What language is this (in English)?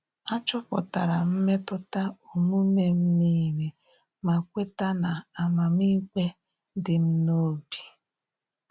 Igbo